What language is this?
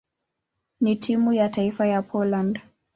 Swahili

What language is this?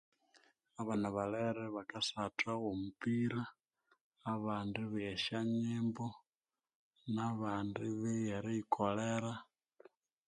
Konzo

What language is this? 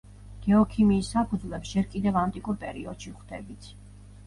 Georgian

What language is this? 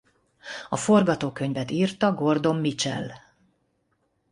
Hungarian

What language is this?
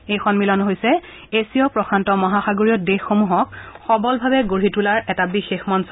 Assamese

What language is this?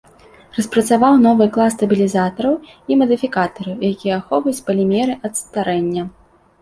Belarusian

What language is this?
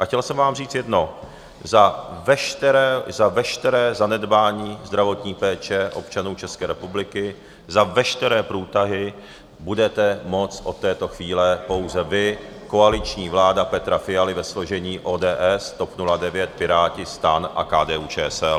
Czech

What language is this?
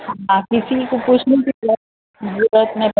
Urdu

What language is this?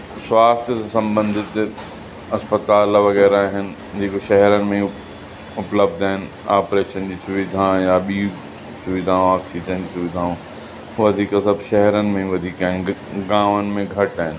Sindhi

